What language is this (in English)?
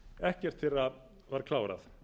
Icelandic